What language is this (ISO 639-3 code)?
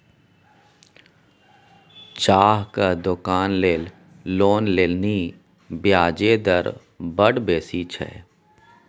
mai